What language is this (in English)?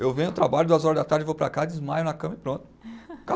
Portuguese